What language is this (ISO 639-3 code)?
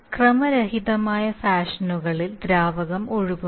mal